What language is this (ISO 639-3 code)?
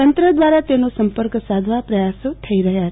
guj